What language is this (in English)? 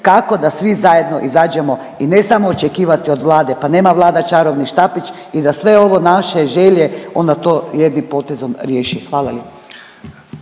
Croatian